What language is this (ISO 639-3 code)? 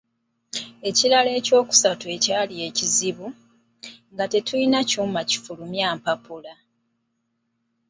lug